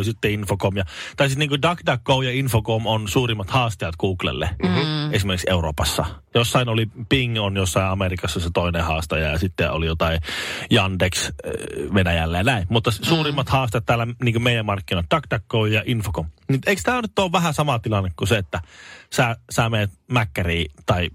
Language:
Finnish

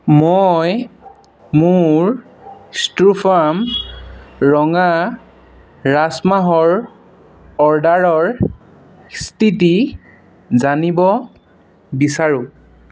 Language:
Assamese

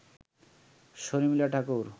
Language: Bangla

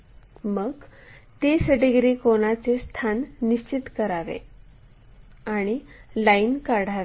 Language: Marathi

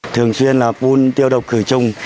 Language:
Vietnamese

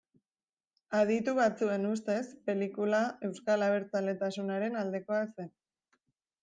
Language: Basque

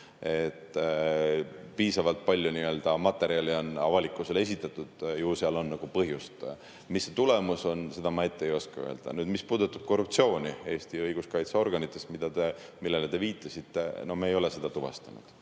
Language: Estonian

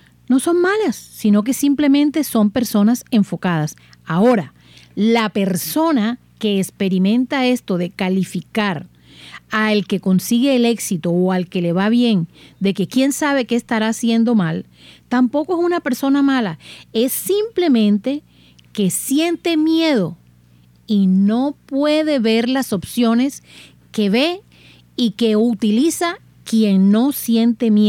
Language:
Spanish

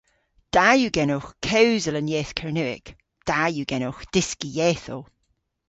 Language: Cornish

